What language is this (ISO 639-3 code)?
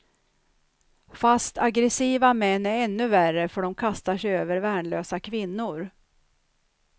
swe